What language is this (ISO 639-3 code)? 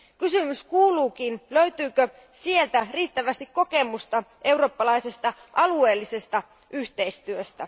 fin